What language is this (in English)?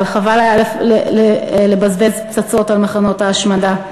Hebrew